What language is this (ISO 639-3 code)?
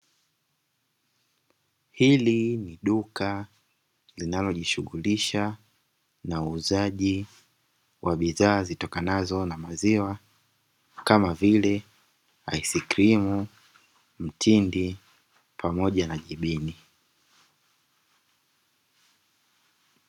swa